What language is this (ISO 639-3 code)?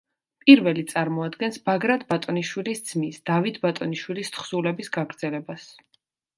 kat